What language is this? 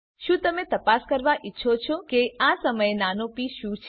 Gujarati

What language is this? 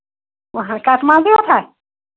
Kashmiri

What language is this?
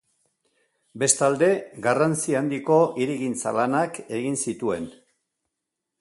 Basque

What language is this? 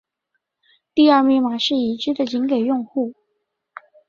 Chinese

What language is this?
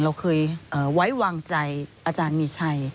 Thai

